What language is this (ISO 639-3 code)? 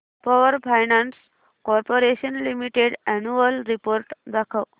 mar